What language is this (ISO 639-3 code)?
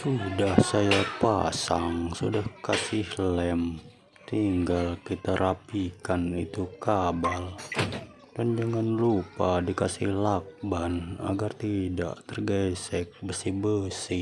ind